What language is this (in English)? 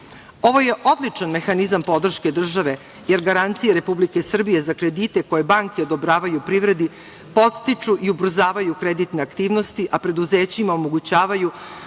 Serbian